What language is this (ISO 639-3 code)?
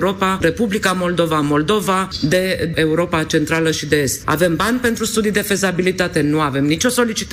ron